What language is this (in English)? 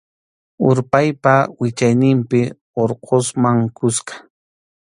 Arequipa-La Unión Quechua